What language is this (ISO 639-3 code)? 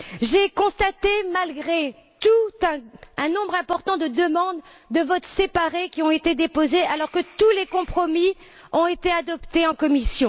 fra